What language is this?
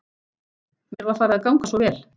Icelandic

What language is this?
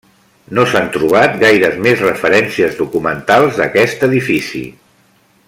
Catalan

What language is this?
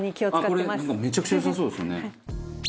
Japanese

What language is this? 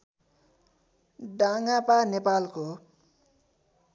Nepali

